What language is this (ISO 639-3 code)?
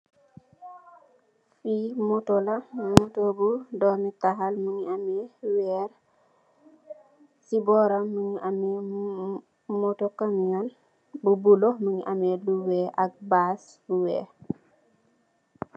wol